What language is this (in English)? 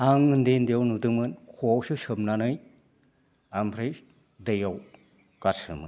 Bodo